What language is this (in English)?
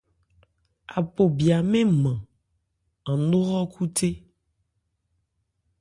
Ebrié